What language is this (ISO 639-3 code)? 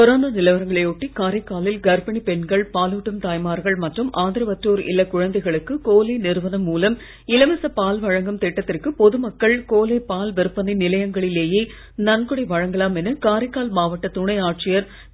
tam